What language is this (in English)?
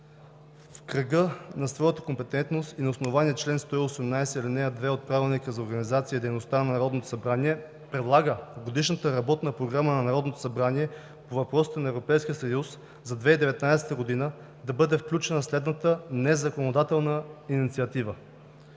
Bulgarian